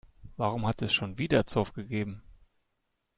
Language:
German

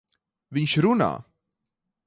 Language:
Latvian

